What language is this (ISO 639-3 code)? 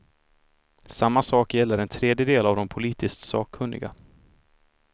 swe